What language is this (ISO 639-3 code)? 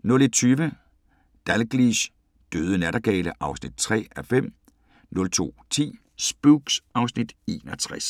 dan